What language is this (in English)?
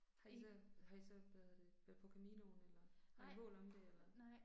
Danish